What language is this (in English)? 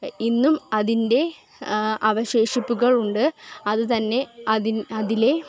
Malayalam